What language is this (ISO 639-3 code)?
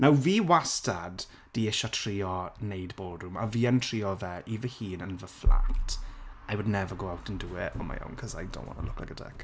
cym